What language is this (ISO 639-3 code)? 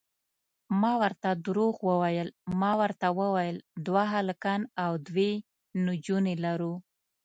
pus